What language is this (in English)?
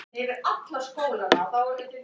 Icelandic